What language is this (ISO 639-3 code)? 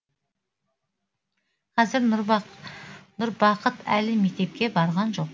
kaz